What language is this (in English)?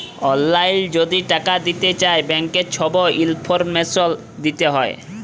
Bangla